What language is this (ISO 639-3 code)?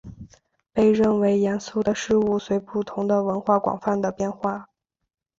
zho